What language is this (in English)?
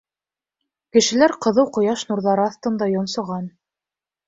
Bashkir